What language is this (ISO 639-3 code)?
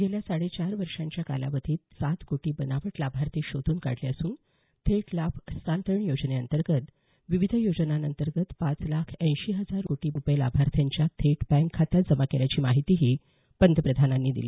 mar